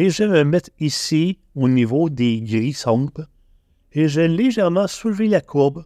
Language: French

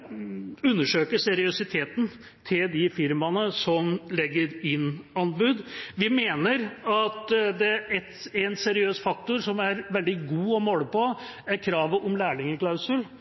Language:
Norwegian Bokmål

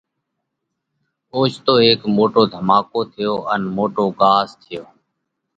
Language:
Parkari Koli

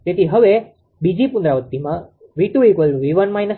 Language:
Gujarati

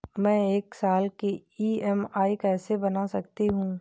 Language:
Hindi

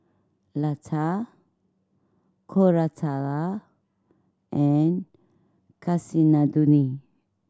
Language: English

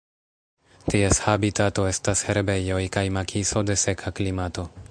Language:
Esperanto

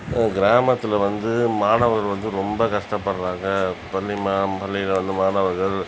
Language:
Tamil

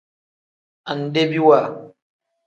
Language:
Tem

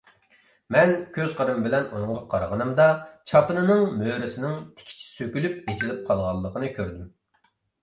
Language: Uyghur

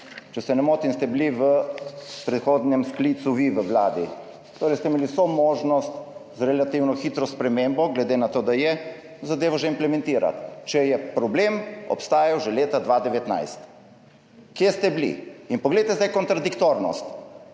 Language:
Slovenian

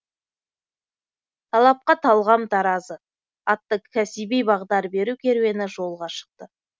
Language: Kazakh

